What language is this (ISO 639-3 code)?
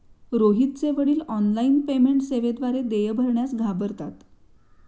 mar